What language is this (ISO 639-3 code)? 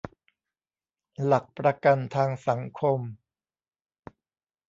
tha